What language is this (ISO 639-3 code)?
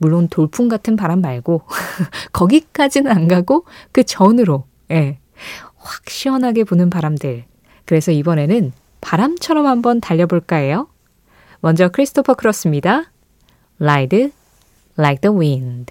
kor